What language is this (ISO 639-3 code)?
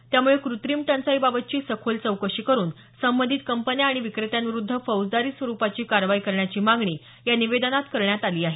mar